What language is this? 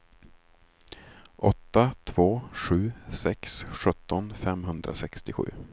Swedish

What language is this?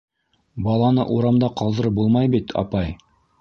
Bashkir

